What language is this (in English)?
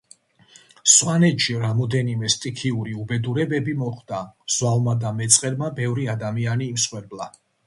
Georgian